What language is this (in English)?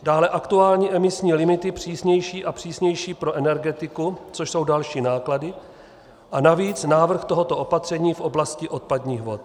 Czech